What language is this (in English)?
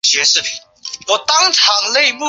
Chinese